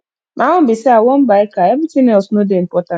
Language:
Nigerian Pidgin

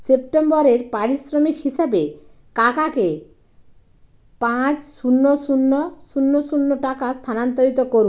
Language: Bangla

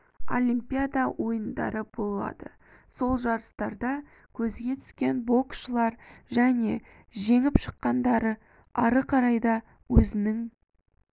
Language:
Kazakh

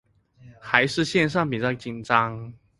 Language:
Chinese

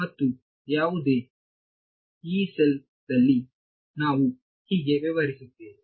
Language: Kannada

